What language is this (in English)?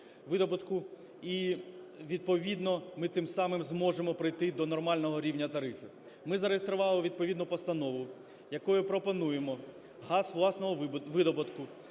Ukrainian